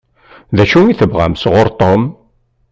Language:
Kabyle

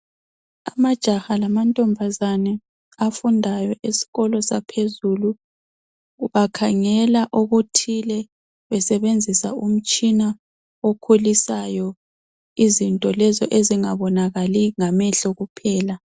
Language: North Ndebele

